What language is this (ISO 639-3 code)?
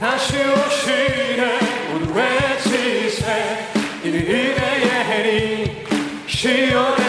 kor